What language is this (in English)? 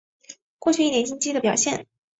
Chinese